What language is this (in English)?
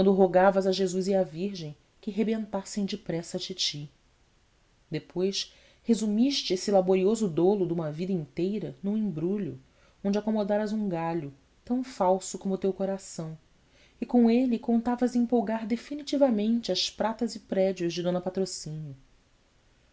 Portuguese